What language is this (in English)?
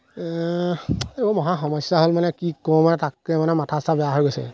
Assamese